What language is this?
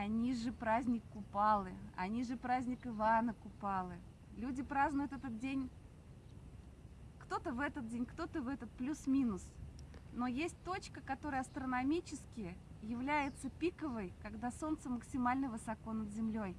Russian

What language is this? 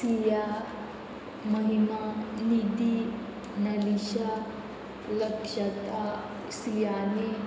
Konkani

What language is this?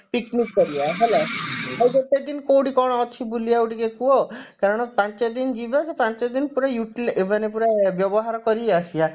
Odia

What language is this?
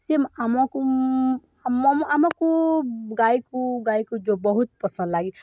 Odia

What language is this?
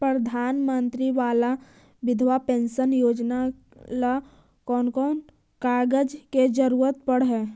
Magahi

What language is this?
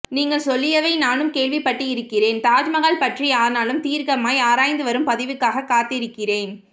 Tamil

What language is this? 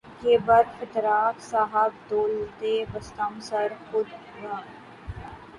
Urdu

